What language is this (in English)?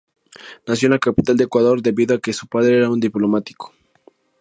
Spanish